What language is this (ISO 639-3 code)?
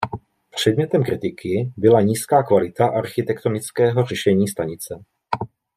ces